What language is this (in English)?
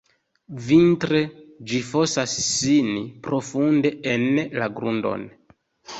Esperanto